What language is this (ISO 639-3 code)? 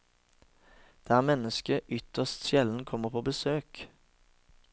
nor